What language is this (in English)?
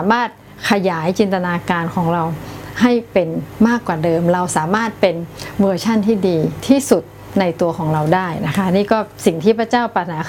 Thai